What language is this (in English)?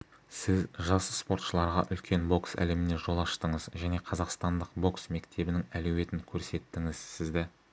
Kazakh